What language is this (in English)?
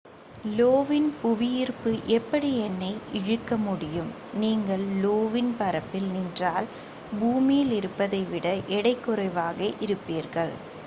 Tamil